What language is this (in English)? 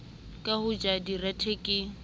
Southern Sotho